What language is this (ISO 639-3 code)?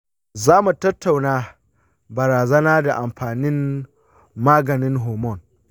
hau